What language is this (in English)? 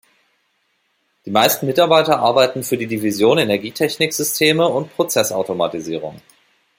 German